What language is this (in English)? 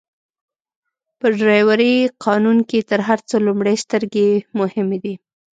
Pashto